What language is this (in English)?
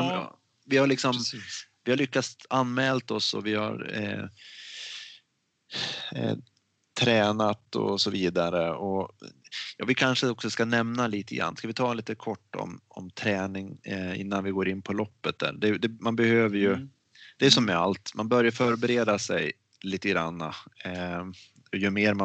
Swedish